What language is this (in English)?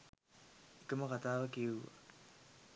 Sinhala